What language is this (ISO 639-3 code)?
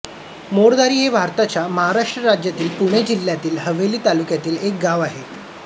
mar